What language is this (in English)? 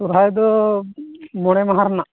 Santali